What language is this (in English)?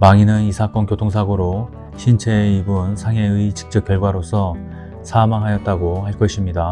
Korean